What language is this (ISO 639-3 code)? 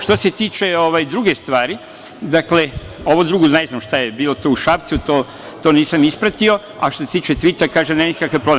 srp